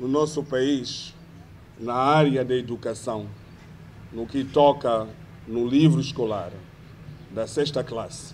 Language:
Portuguese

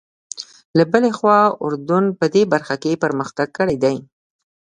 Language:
Pashto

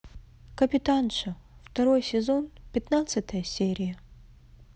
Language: Russian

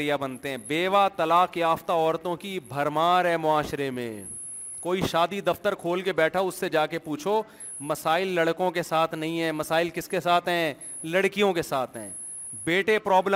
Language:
Urdu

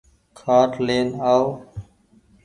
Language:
Goaria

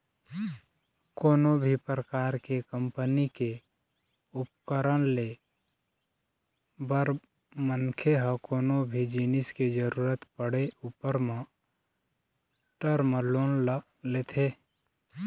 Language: Chhattisgarhi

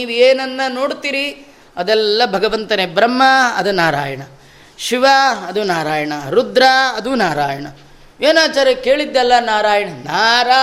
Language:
Kannada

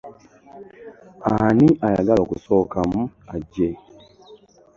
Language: Ganda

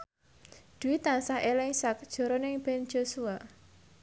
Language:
Javanese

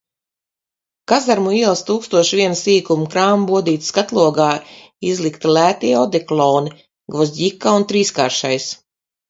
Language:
Latvian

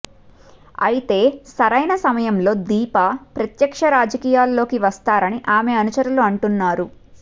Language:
Telugu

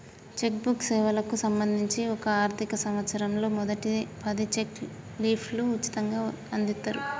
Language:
Telugu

